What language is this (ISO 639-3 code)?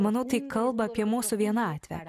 lit